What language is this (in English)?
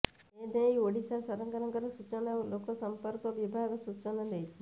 Odia